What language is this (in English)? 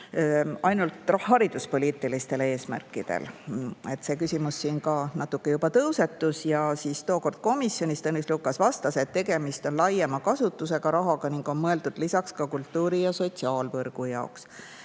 Estonian